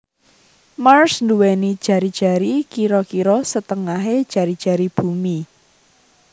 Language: Javanese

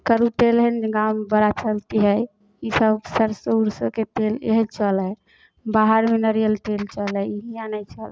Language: Maithili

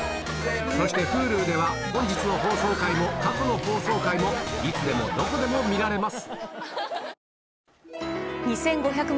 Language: Japanese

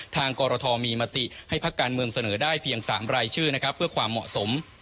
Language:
Thai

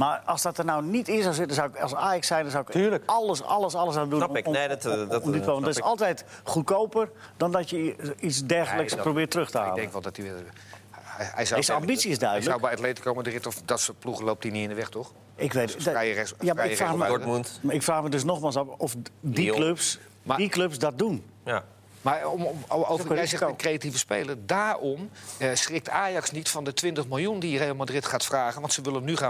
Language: Dutch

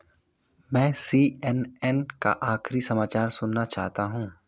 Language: Hindi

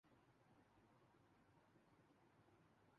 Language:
Urdu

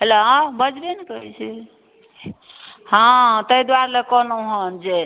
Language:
Maithili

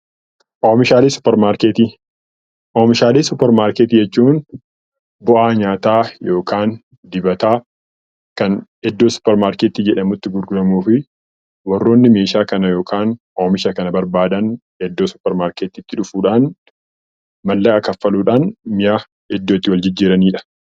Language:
Oromo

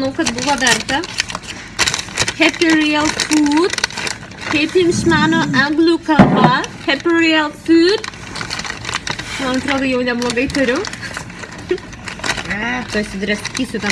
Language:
Russian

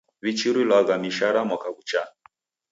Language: Taita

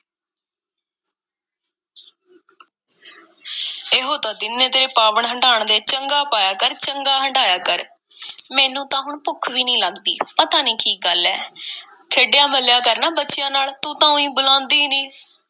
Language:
Punjabi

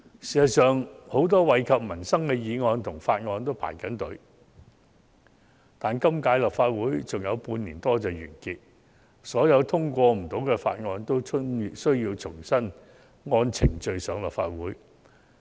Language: Cantonese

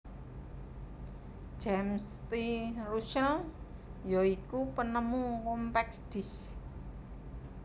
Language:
Javanese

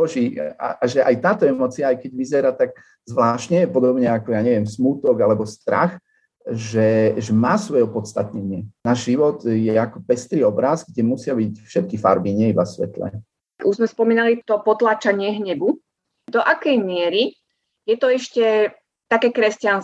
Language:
Slovak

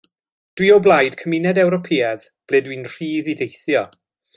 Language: Welsh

